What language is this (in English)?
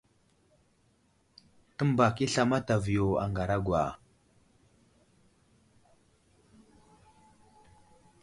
Wuzlam